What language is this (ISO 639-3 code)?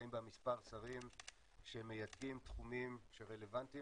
heb